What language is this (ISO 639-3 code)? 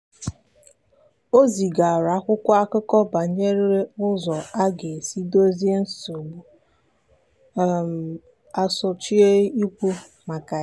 ibo